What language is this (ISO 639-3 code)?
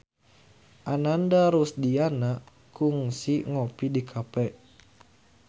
sun